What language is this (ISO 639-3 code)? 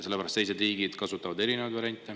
est